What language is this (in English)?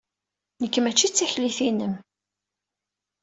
Kabyle